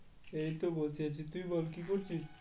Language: Bangla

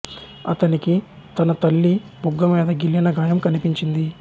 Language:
Telugu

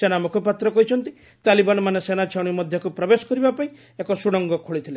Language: Odia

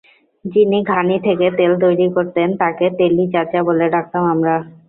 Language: Bangla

